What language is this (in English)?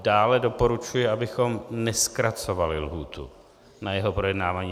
Czech